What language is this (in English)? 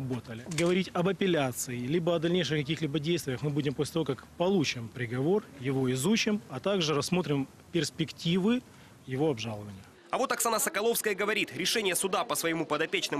Russian